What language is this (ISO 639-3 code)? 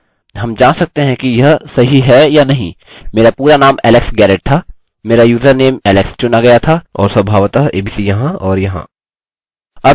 hin